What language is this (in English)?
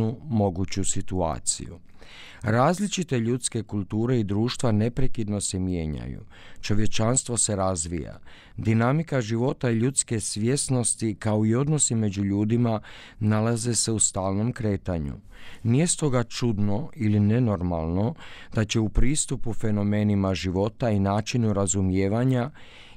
Croatian